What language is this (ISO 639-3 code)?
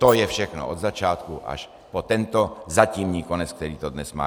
ces